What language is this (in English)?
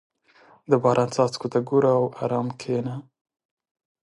Pashto